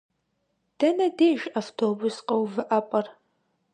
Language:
Kabardian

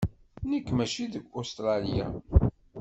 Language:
Kabyle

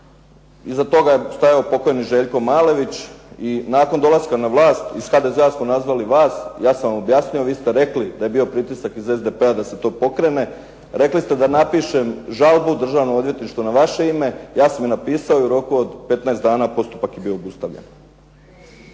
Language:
Croatian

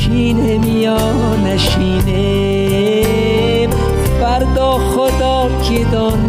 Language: Persian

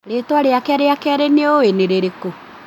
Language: Kikuyu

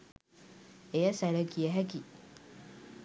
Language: Sinhala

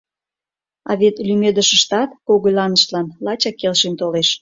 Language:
Mari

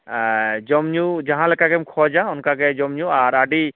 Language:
Santali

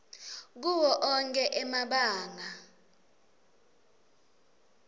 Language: Swati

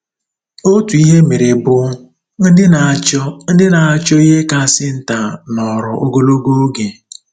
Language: Igbo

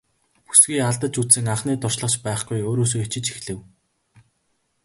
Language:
Mongolian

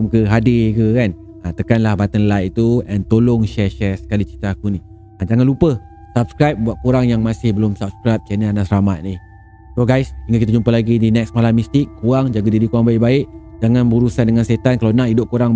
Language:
Malay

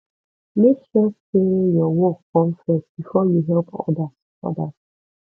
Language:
Nigerian Pidgin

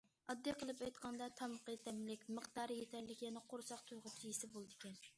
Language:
Uyghur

